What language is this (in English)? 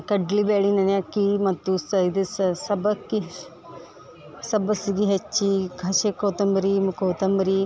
Kannada